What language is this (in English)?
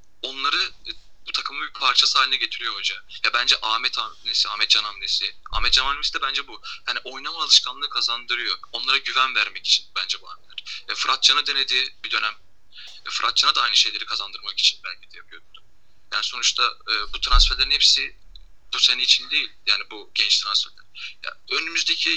Turkish